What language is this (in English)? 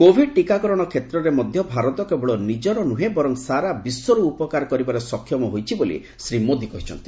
Odia